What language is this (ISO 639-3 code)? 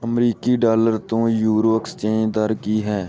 pan